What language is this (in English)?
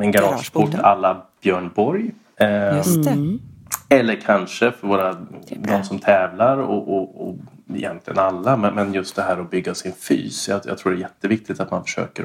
Swedish